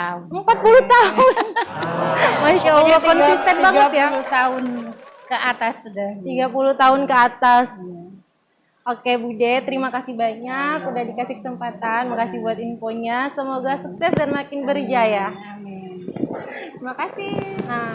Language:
Indonesian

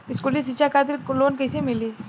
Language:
Bhojpuri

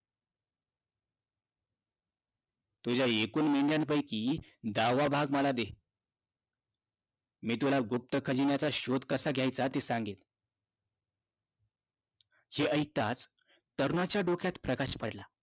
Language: Marathi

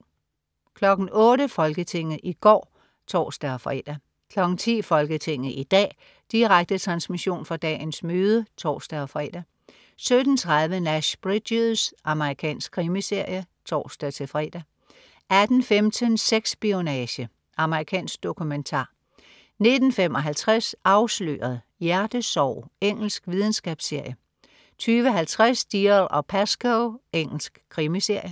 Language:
Danish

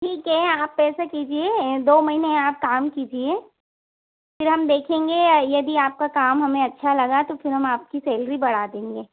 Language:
Hindi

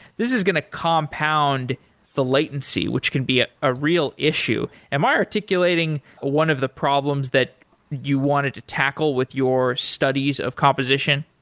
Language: English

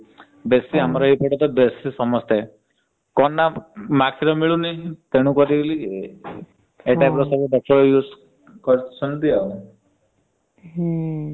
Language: Odia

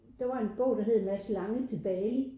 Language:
Danish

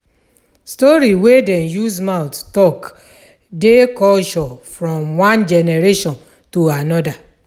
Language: Nigerian Pidgin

